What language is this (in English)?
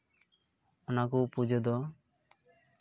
Santali